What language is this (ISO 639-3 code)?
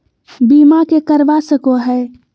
mag